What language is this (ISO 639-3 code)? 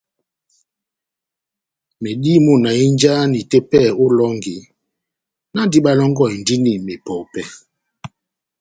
bnm